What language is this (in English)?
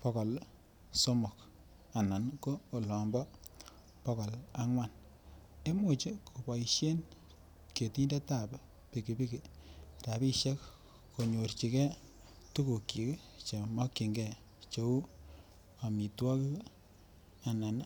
Kalenjin